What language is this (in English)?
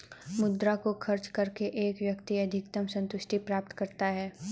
Hindi